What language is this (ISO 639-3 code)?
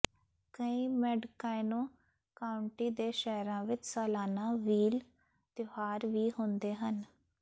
pan